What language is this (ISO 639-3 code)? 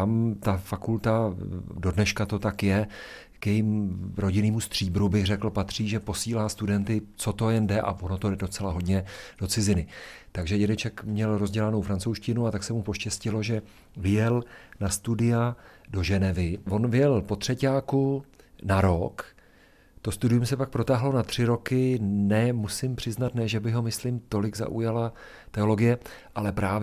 ces